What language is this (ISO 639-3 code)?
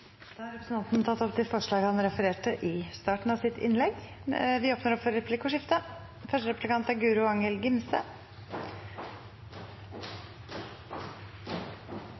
nor